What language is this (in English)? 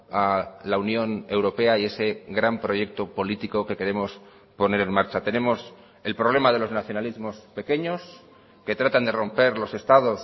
Spanish